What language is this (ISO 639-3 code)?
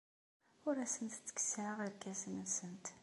kab